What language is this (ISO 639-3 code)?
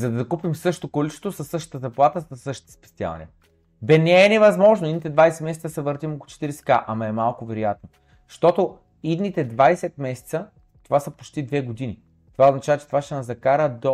bul